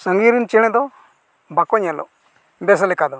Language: Santali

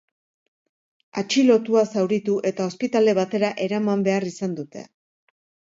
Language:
Basque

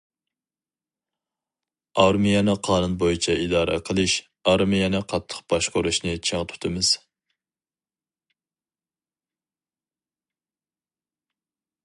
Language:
Uyghur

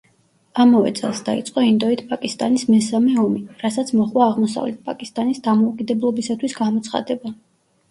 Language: Georgian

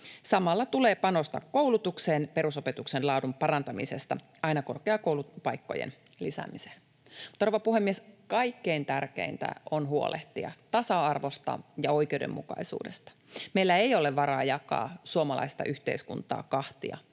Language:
Finnish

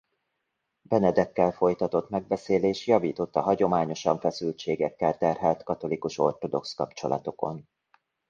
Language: Hungarian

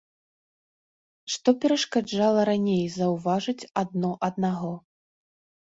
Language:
Belarusian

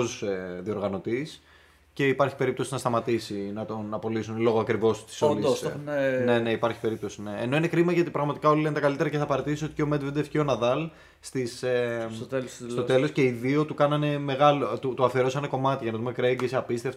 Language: Greek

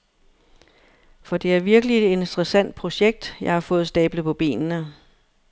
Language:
Danish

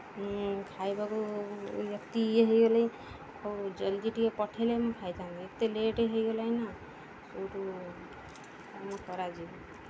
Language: Odia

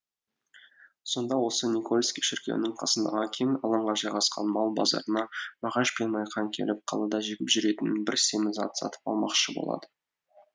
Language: Kazakh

